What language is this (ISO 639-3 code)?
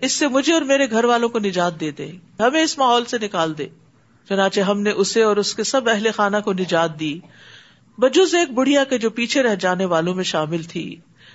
urd